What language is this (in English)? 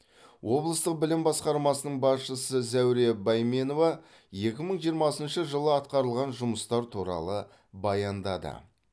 Kazakh